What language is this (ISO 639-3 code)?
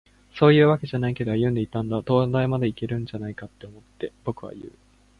jpn